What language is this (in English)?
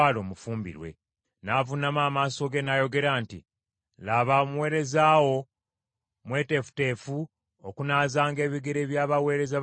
Ganda